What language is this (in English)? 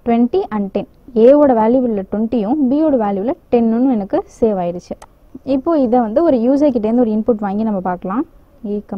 Hindi